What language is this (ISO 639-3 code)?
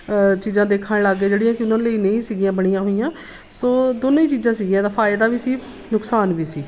pan